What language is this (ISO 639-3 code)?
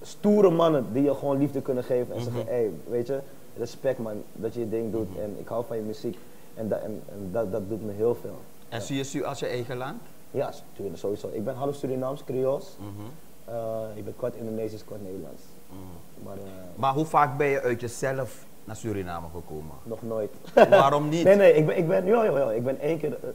nld